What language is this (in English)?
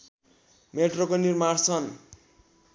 Nepali